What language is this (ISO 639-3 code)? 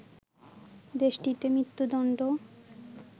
ben